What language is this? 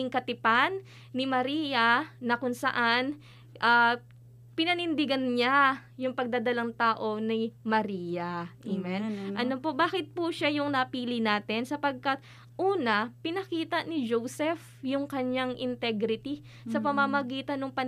Filipino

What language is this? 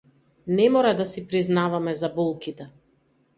Macedonian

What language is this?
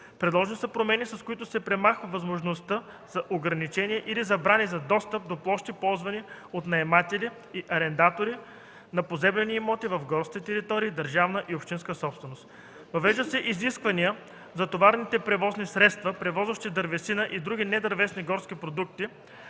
Bulgarian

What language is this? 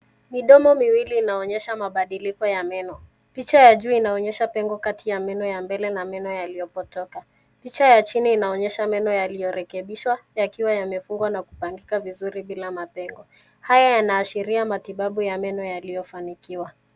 Swahili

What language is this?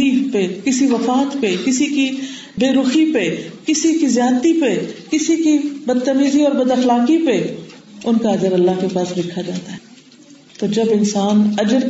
Urdu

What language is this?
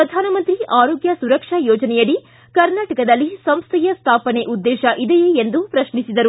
Kannada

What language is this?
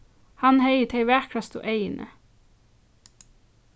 Faroese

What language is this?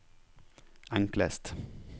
Norwegian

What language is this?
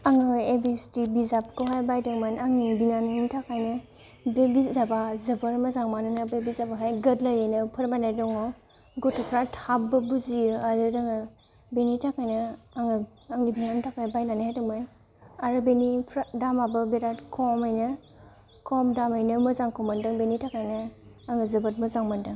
Bodo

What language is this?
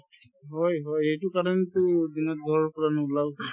Assamese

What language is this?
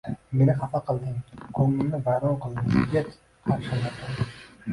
Uzbek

